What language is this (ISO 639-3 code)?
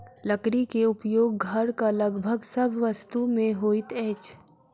mai